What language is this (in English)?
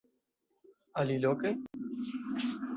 Esperanto